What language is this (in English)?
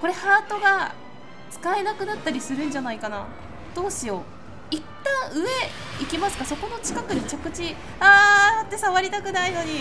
Japanese